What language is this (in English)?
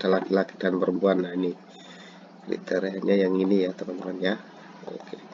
Indonesian